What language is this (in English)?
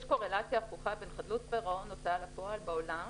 Hebrew